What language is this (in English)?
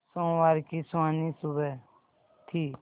Hindi